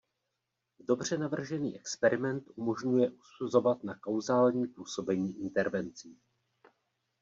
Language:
Czech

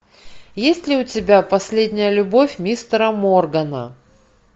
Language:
Russian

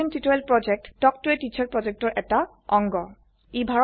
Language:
Assamese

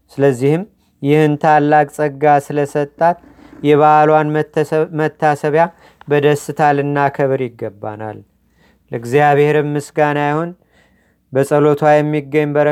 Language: Amharic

